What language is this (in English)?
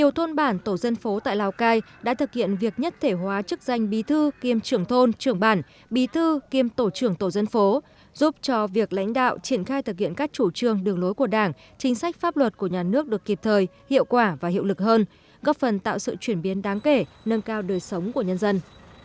Vietnamese